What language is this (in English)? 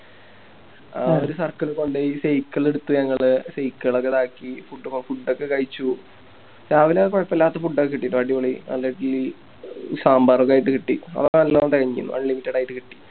Malayalam